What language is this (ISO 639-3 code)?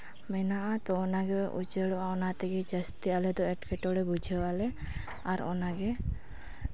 sat